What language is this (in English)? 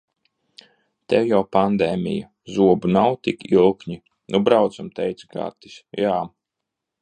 Latvian